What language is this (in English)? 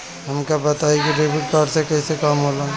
Bhojpuri